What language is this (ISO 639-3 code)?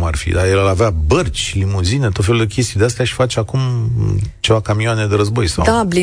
ron